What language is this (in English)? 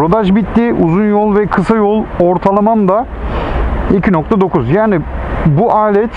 Turkish